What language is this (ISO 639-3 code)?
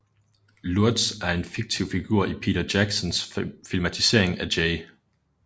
dan